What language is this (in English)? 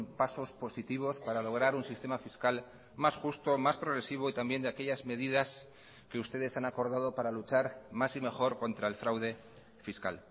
Spanish